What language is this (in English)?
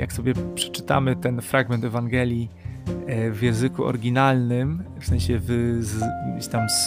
Polish